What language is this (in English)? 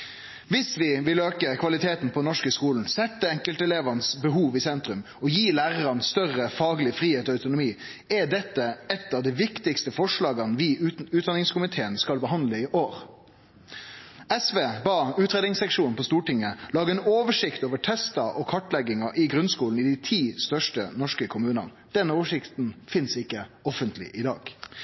Norwegian Nynorsk